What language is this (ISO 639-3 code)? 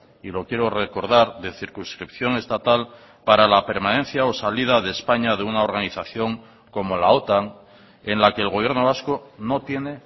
spa